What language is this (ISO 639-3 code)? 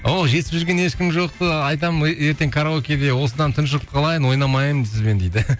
kaz